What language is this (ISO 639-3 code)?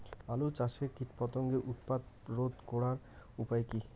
ben